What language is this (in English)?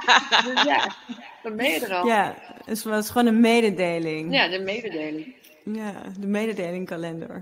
Dutch